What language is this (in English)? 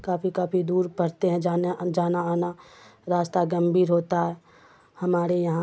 Urdu